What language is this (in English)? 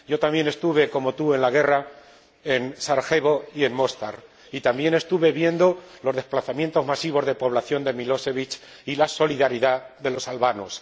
Spanish